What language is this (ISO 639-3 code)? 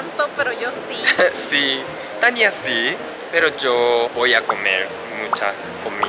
spa